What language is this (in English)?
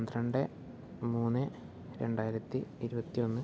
Malayalam